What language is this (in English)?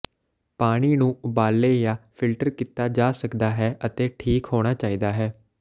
Punjabi